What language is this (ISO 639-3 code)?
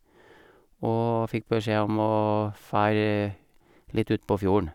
nor